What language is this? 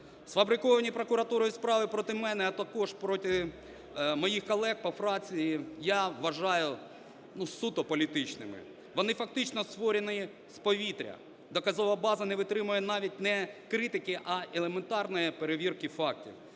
Ukrainian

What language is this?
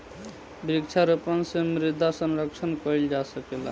Bhojpuri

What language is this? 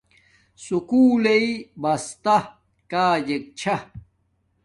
Domaaki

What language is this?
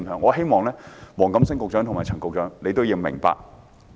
Cantonese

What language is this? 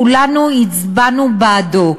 Hebrew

